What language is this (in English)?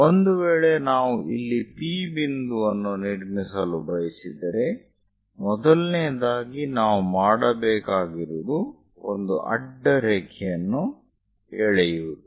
Kannada